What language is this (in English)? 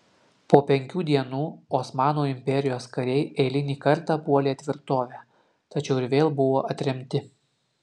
Lithuanian